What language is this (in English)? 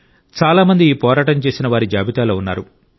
Telugu